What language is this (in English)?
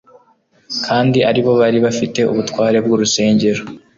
Kinyarwanda